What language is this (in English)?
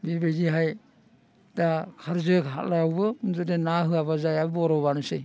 Bodo